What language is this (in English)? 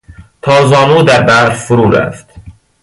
Persian